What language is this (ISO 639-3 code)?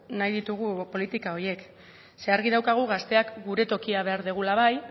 eus